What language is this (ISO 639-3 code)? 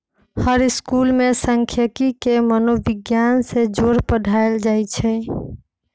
mag